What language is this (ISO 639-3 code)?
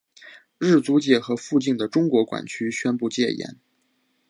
zho